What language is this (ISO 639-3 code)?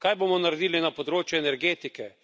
slv